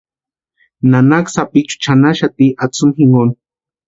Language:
Western Highland Purepecha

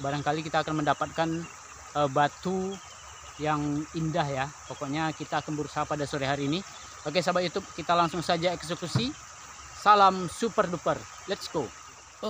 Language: Indonesian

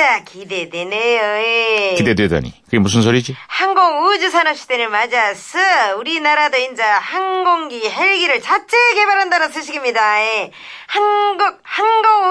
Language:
Korean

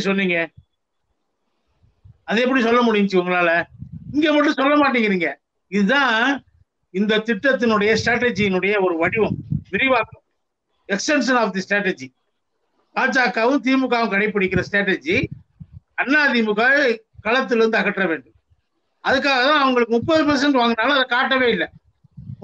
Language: Tamil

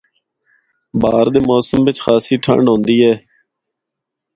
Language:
Northern Hindko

